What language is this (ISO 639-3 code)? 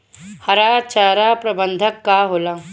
bho